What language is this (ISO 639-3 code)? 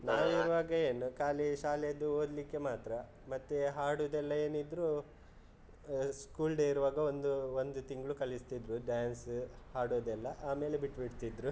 kan